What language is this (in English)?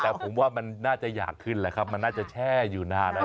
Thai